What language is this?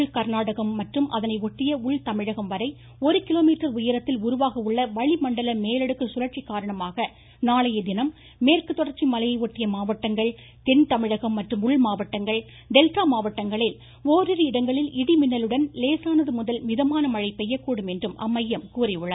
Tamil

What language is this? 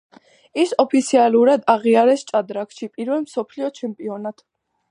Georgian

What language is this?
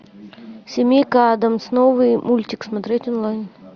Russian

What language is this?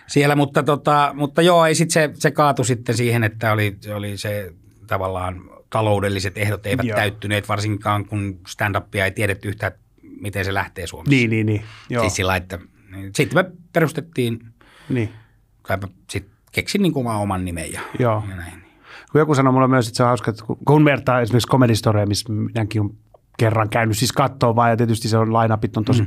Finnish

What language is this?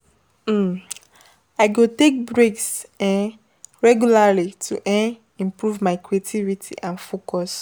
Nigerian Pidgin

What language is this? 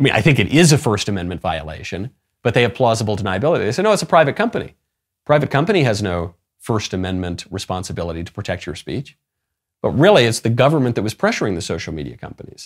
English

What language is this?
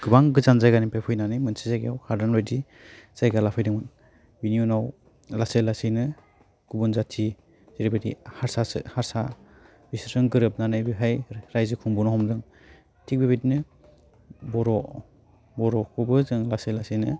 Bodo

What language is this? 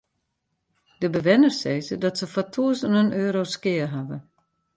Western Frisian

